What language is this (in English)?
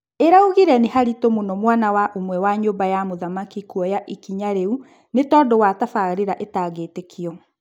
Kikuyu